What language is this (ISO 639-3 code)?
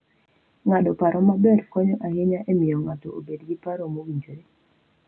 luo